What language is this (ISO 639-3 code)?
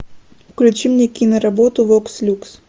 rus